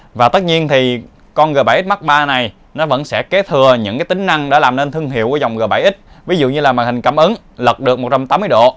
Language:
Vietnamese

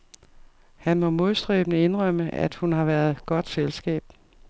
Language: Danish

